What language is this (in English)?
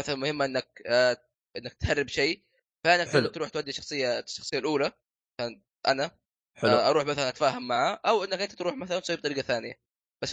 Arabic